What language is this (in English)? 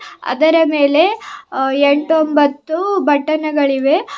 Kannada